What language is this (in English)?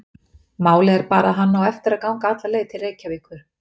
Icelandic